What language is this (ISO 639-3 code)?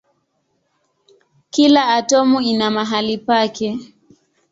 swa